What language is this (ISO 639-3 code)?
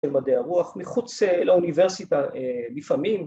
heb